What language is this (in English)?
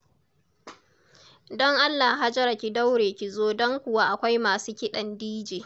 Hausa